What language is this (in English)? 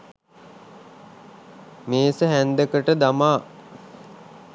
Sinhala